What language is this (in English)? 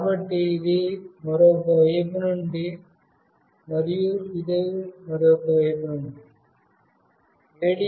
Telugu